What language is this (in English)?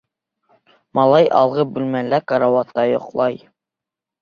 Bashkir